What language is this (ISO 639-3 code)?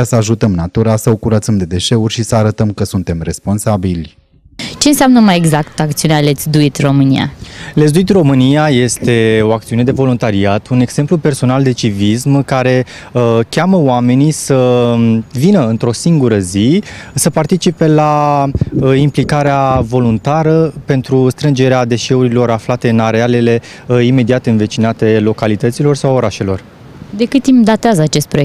ron